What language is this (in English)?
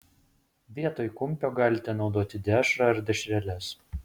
Lithuanian